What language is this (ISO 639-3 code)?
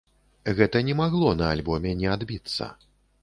bel